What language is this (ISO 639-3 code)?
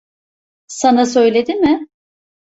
tur